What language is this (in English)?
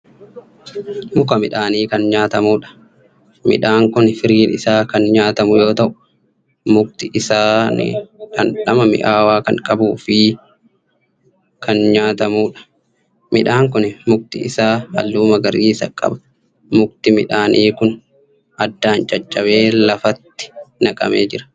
Oromo